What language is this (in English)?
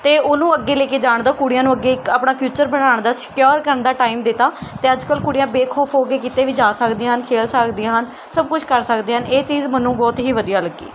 Punjabi